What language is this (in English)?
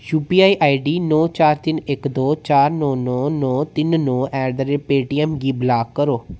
Dogri